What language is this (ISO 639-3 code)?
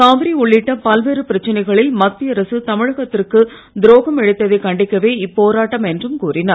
tam